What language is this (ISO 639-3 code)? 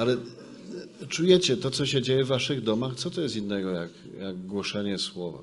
pol